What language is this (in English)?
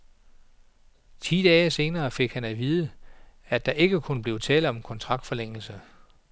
Danish